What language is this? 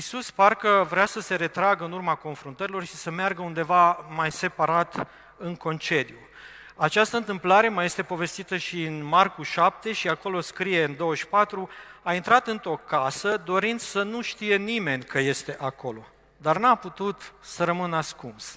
Romanian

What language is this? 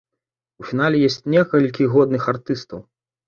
Belarusian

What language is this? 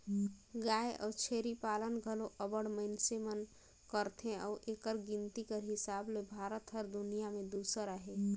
Chhattisgarhi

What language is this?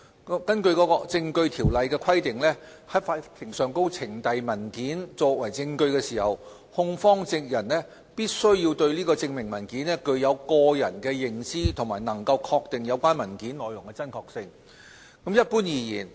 Cantonese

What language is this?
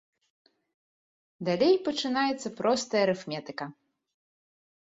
Belarusian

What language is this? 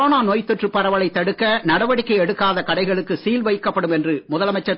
Tamil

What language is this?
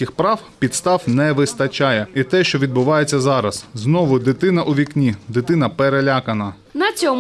Ukrainian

